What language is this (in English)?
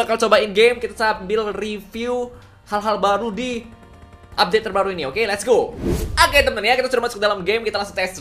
Indonesian